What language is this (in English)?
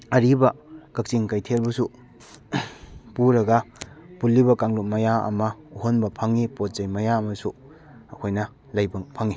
Manipuri